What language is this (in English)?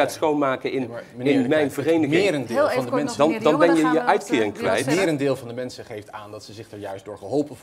Dutch